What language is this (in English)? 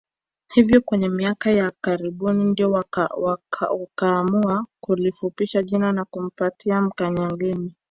Swahili